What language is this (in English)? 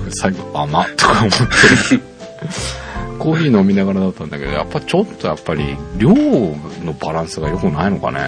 Japanese